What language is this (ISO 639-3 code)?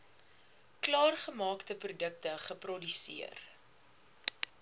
afr